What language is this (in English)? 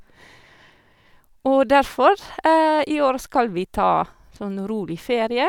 Norwegian